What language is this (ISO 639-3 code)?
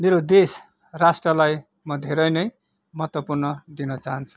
nep